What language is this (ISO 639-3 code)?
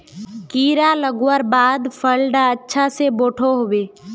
mag